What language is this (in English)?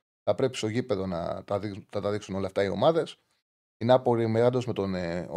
Greek